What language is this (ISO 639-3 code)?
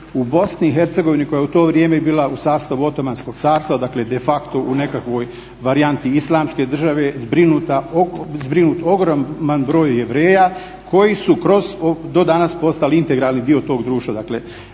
hrv